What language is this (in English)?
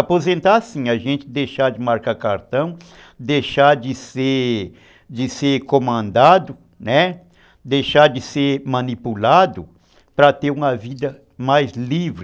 Portuguese